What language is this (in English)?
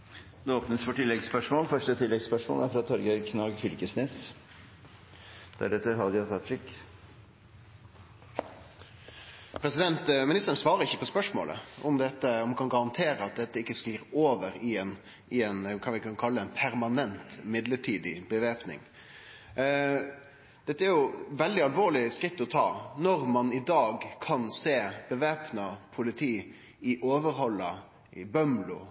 Norwegian